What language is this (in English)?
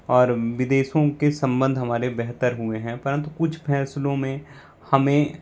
Hindi